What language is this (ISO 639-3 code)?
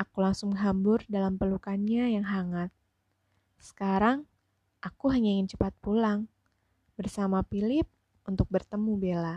ind